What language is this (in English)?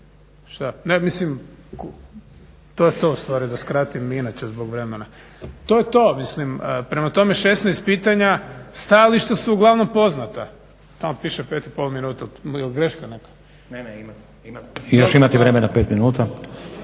Croatian